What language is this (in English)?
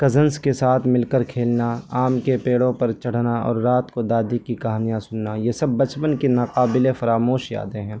Urdu